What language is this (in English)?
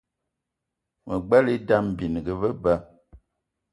Eton (Cameroon)